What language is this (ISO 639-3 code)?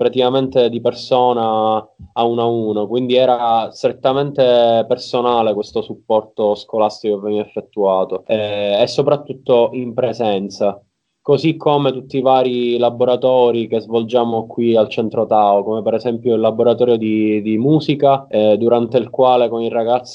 ita